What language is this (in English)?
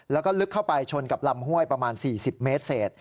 Thai